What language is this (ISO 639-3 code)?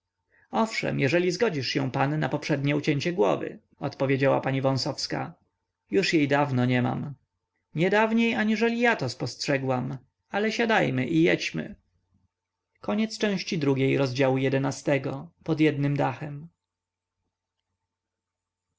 pol